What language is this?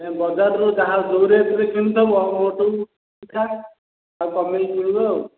Odia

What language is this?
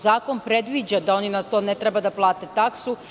Serbian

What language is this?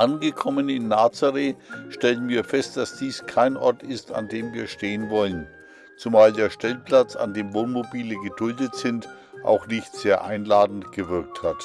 German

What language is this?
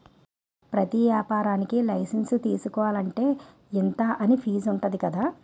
Telugu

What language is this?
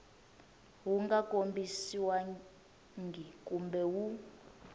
Tsonga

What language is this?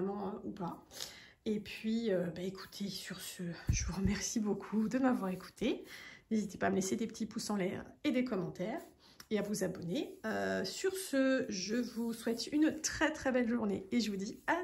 French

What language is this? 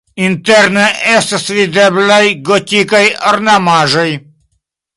Esperanto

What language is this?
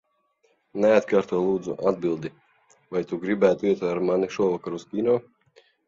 Latvian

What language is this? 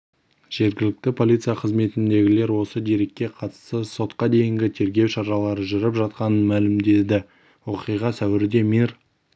Kazakh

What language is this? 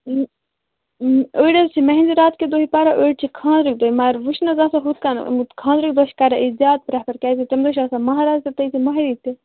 Kashmiri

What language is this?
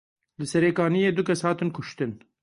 Kurdish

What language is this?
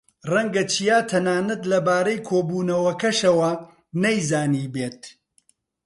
Central Kurdish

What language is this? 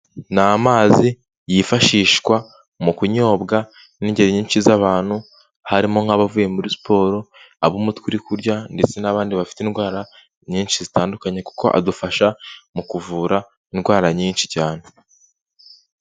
Kinyarwanda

